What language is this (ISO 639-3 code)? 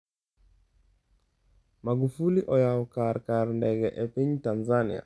luo